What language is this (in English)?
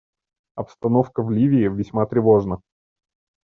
Russian